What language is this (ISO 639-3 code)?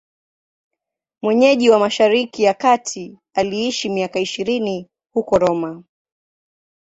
swa